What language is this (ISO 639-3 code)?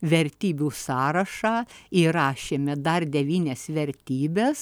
lit